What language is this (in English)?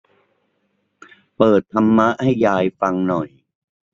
Thai